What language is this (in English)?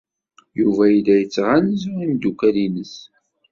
Kabyle